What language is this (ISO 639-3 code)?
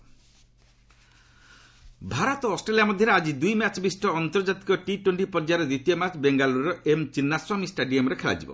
ori